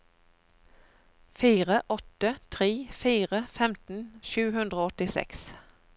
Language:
Norwegian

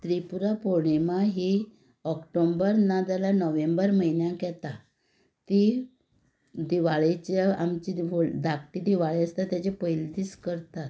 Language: Konkani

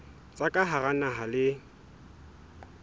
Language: Southern Sotho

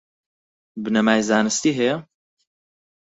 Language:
Central Kurdish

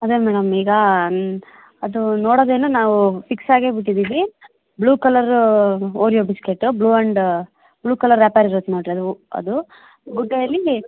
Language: Kannada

